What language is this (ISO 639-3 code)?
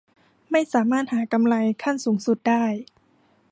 tha